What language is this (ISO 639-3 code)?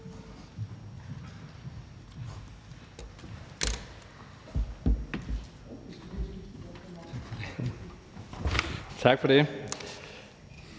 dan